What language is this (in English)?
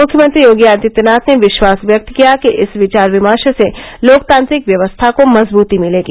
Hindi